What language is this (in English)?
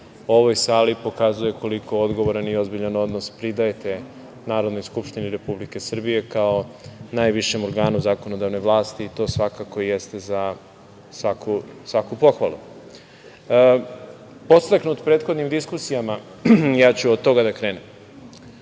Serbian